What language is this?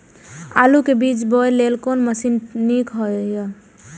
Maithili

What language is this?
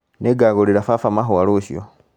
Kikuyu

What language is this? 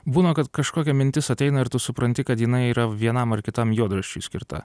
Lithuanian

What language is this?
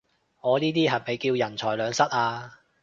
Cantonese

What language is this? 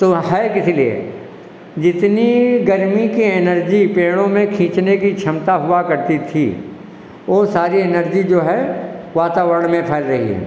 Hindi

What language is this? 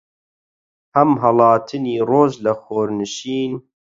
Central Kurdish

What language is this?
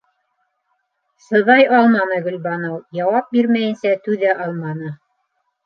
Bashkir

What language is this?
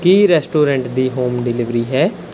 Punjabi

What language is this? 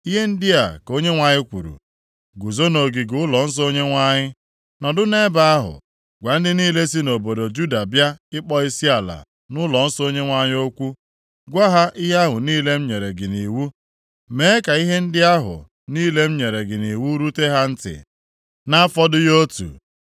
Igbo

